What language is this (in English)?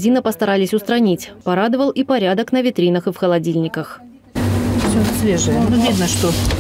Russian